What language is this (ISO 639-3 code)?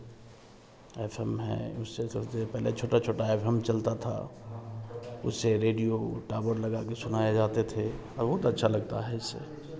hin